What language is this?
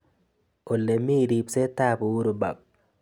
Kalenjin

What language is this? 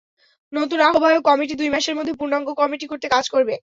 Bangla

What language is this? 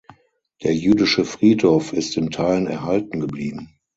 German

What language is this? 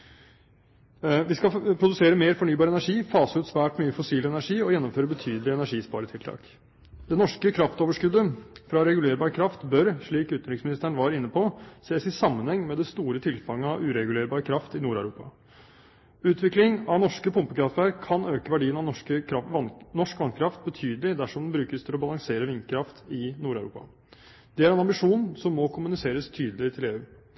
Norwegian Bokmål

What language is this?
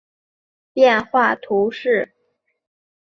Chinese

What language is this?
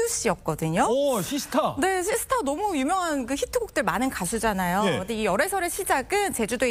Korean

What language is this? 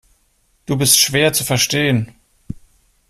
German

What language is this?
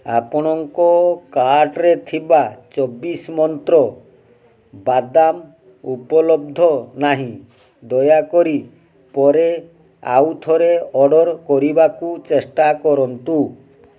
Odia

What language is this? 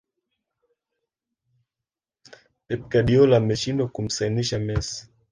Swahili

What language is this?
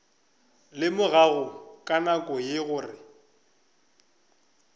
Northern Sotho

